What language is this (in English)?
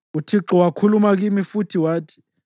North Ndebele